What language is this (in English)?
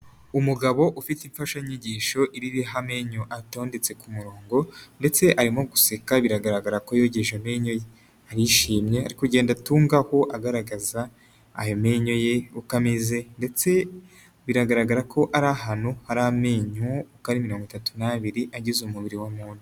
Kinyarwanda